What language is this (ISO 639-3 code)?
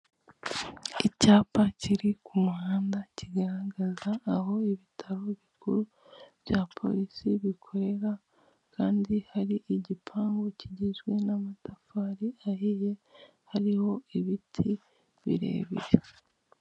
kin